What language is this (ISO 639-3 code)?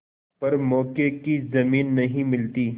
hin